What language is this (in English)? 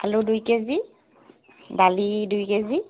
Assamese